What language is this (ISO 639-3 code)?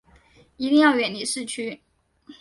zho